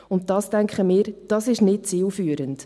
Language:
Swiss German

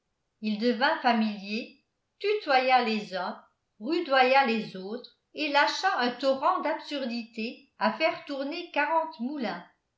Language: French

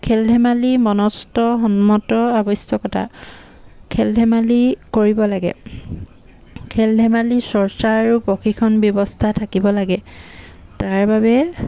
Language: Assamese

